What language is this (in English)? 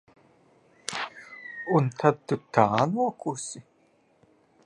Latvian